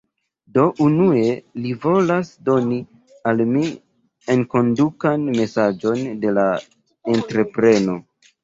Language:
Esperanto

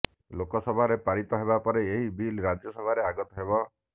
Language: Odia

